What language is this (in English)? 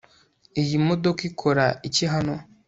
Kinyarwanda